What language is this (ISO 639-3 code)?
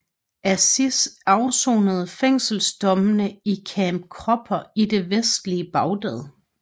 dan